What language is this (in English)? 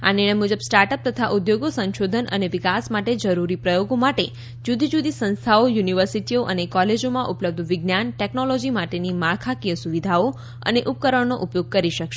Gujarati